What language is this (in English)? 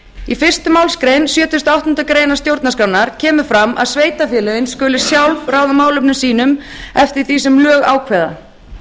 Icelandic